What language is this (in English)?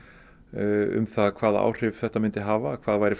Icelandic